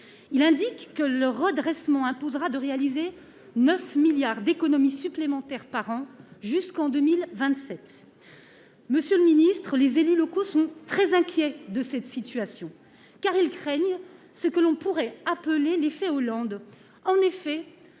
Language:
French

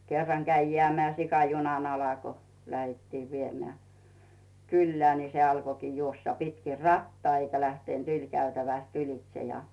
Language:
Finnish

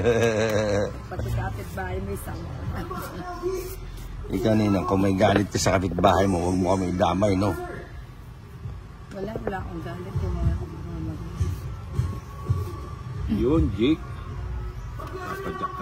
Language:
Filipino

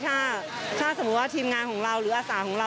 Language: Thai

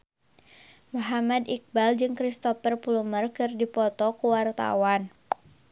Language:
Sundanese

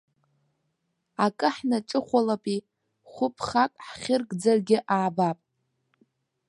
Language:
Abkhazian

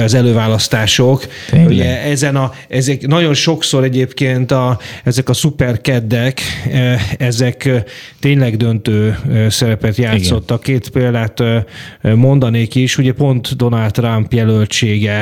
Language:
Hungarian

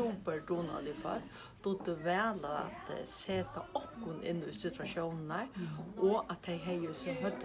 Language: Faroese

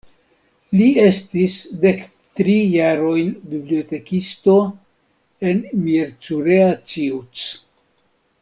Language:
Esperanto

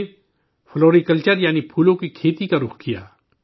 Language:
Urdu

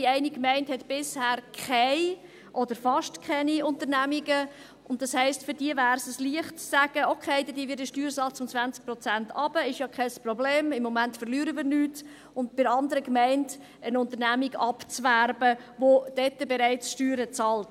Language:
Swiss German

